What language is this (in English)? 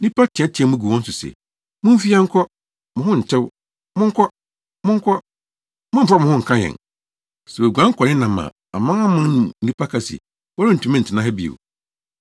Akan